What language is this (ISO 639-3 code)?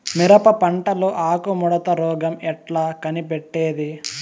tel